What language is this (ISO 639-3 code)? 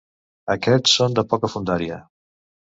cat